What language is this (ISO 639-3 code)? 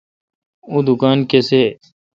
xka